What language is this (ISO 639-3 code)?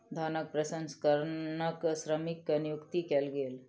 mai